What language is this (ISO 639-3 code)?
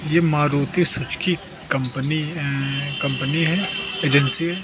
hin